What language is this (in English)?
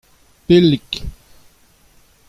Breton